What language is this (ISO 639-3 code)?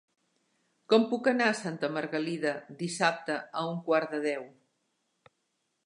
cat